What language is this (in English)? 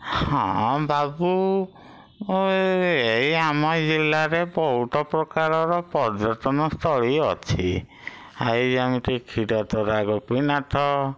Odia